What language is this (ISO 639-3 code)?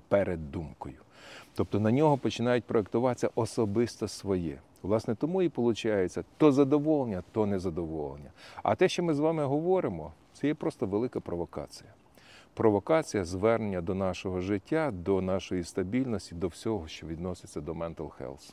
ukr